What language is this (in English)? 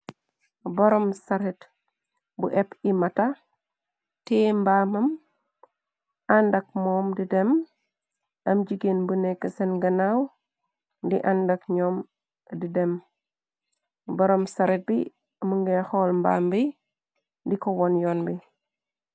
Wolof